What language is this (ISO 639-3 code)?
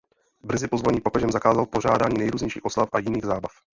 ces